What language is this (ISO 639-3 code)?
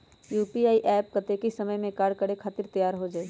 mag